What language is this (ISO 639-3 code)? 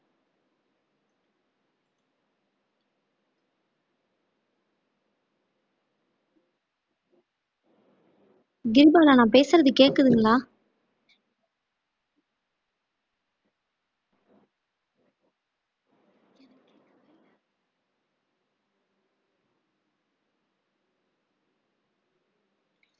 tam